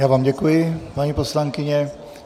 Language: Czech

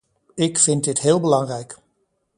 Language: Dutch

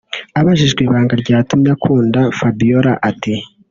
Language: Kinyarwanda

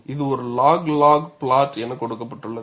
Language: Tamil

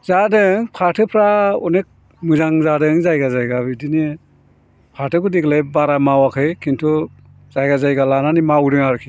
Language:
Bodo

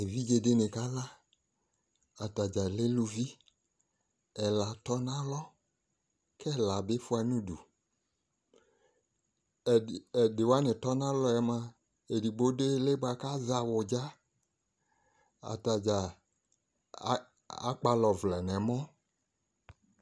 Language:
Ikposo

